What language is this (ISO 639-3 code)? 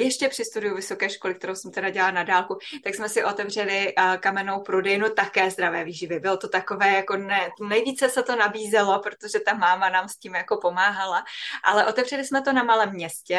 ces